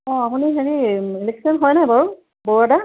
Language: Assamese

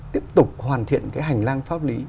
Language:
Vietnamese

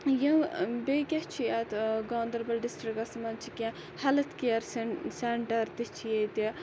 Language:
Kashmiri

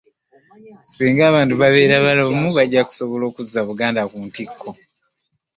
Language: Ganda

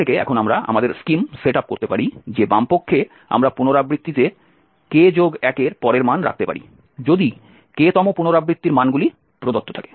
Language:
Bangla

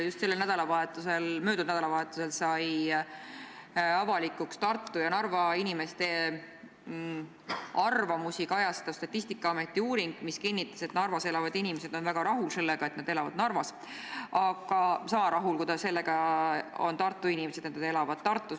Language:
Estonian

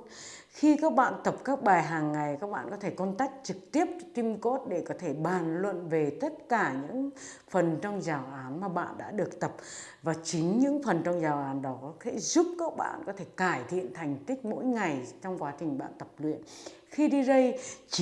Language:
Vietnamese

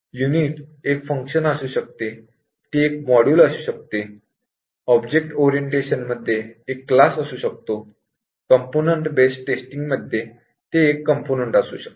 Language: Marathi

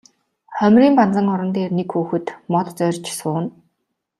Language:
Mongolian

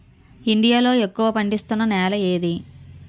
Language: Telugu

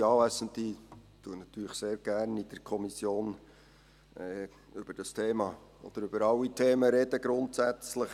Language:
Swiss German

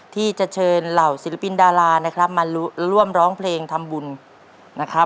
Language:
Thai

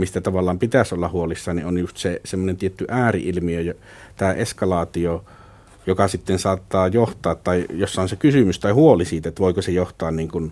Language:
Finnish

